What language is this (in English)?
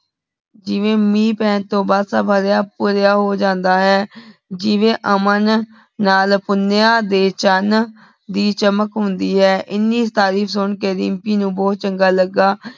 Punjabi